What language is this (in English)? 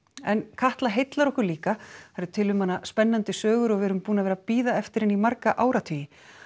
Icelandic